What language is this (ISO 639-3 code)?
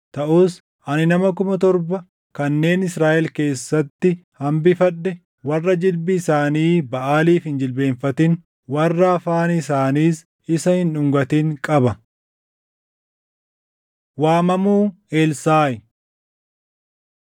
orm